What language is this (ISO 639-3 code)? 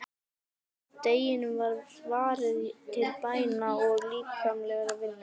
isl